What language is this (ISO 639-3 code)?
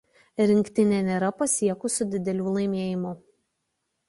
lit